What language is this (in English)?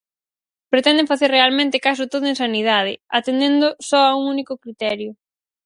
Galician